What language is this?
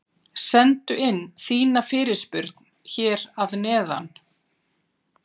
Icelandic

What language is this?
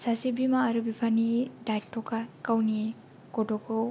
Bodo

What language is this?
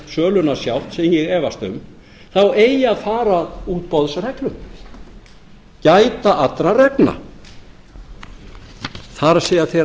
Icelandic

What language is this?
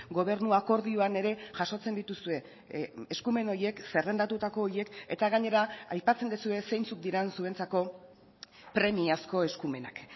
Basque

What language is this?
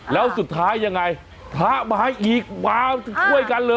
Thai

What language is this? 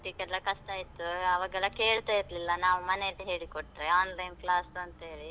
Kannada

